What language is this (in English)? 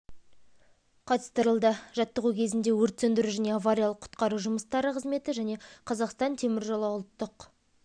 Kazakh